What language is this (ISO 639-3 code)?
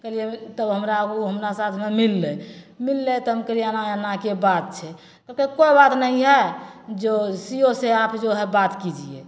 mai